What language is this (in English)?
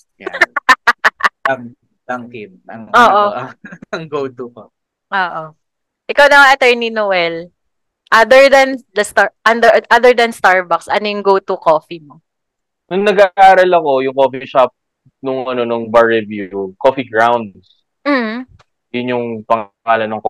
Filipino